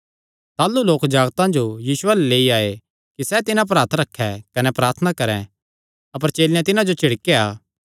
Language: Kangri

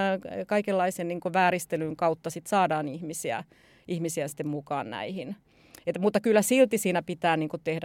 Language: Finnish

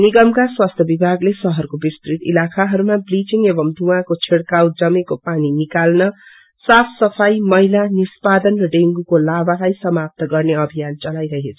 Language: Nepali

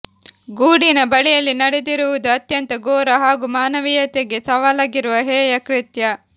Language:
Kannada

